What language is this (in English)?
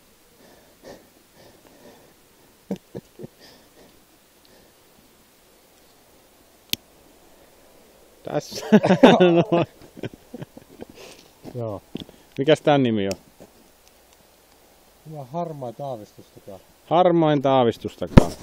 Finnish